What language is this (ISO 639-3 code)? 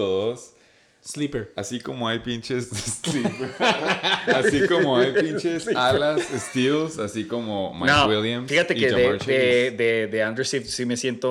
spa